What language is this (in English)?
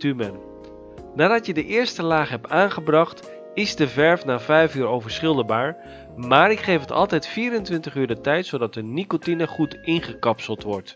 Dutch